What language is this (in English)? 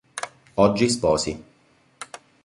Italian